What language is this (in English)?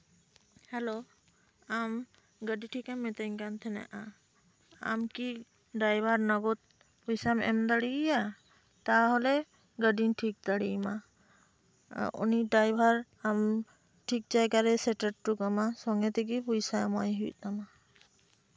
Santali